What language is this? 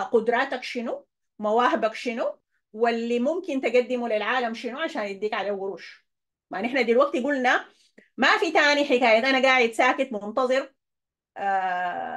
Arabic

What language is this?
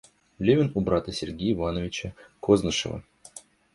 Russian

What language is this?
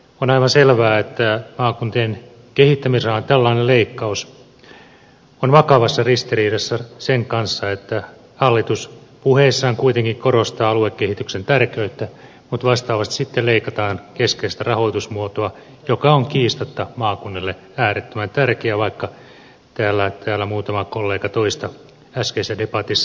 Finnish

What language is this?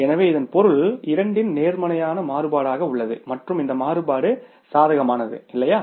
Tamil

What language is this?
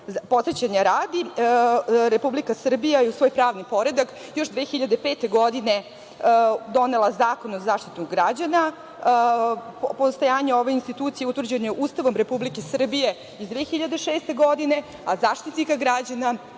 Serbian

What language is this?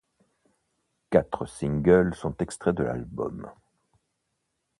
French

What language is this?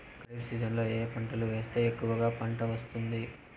Telugu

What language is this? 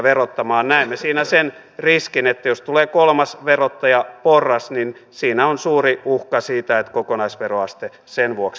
Finnish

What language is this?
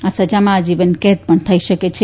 Gujarati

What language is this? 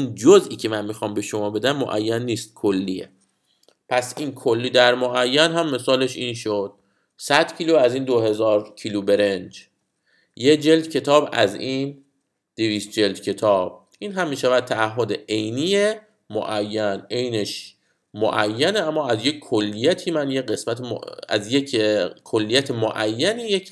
Persian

